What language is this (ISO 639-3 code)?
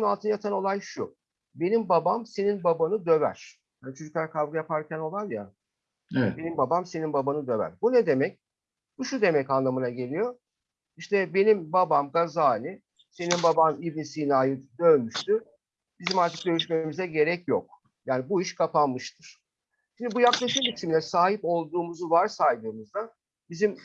tur